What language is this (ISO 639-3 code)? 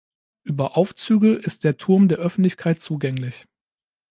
deu